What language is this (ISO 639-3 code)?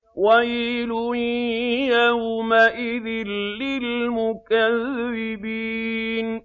ara